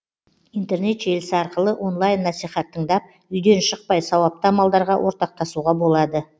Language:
Kazakh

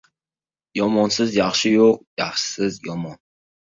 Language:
Uzbek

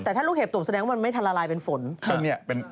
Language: Thai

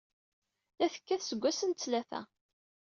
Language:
Kabyle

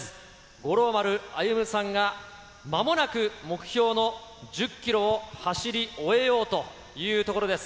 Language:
Japanese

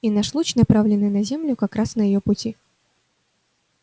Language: Russian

